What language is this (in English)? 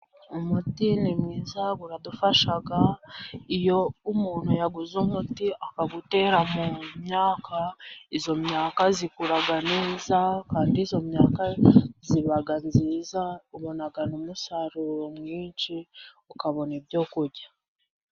Kinyarwanda